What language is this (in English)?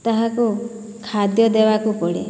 Odia